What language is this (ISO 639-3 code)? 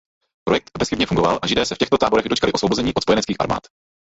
ces